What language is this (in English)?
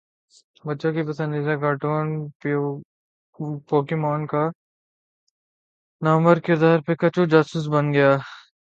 Urdu